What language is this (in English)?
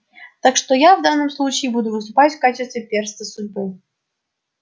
Russian